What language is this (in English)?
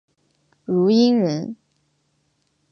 Chinese